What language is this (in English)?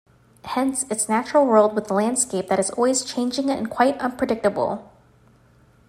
English